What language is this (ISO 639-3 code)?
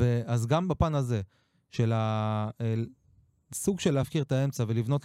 heb